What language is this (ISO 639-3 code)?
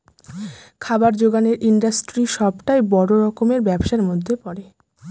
ben